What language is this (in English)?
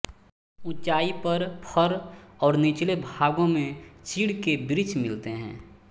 Hindi